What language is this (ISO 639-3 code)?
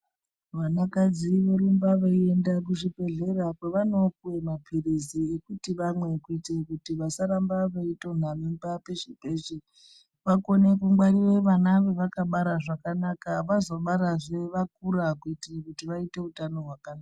ndc